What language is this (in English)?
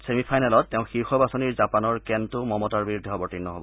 Assamese